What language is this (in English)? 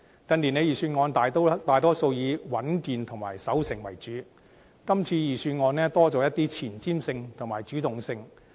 Cantonese